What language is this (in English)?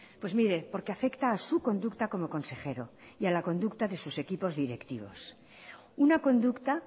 Spanish